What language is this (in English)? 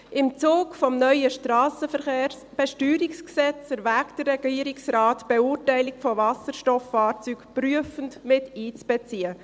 Swiss German